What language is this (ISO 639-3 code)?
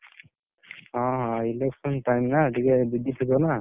ori